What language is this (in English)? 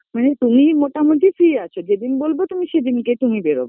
Bangla